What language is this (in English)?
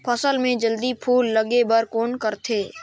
Chhattisgarhi